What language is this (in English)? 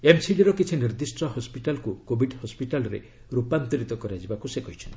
Odia